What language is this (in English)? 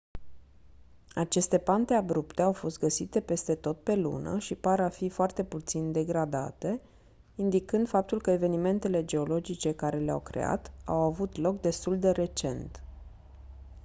Romanian